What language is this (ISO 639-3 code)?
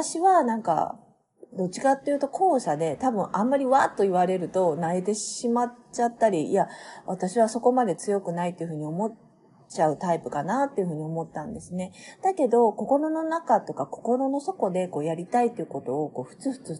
jpn